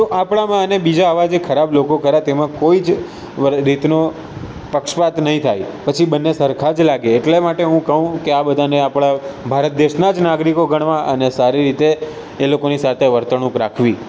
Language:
Gujarati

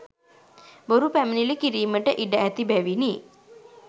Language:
Sinhala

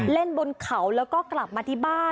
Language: Thai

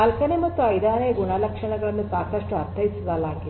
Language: Kannada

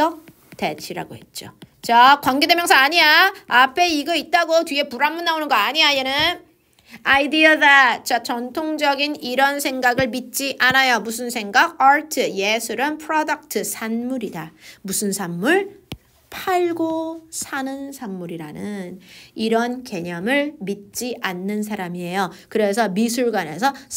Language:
Korean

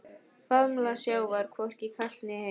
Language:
Icelandic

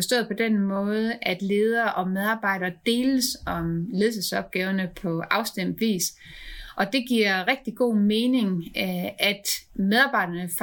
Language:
Danish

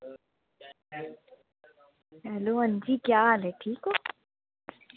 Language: Dogri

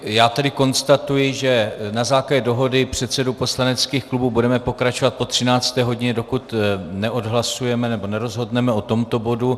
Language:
Czech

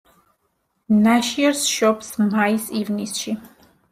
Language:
Georgian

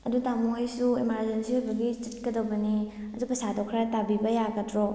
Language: Manipuri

